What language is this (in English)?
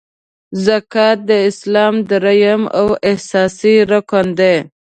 Pashto